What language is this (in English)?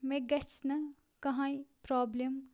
Kashmiri